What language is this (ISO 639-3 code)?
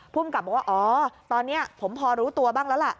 tha